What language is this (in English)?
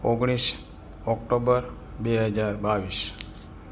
Gujarati